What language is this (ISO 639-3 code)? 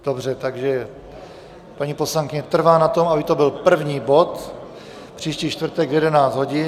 ces